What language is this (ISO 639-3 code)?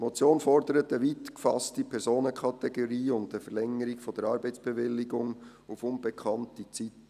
gsw